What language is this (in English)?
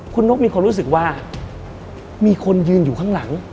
Thai